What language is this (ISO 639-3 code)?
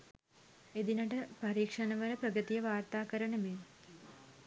sin